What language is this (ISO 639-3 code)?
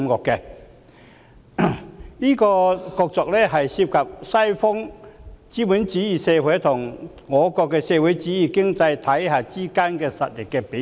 yue